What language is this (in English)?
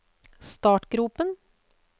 Norwegian